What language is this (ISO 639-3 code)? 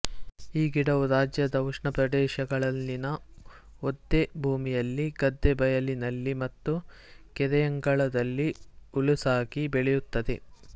kan